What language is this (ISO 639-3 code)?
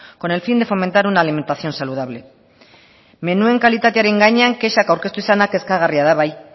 eus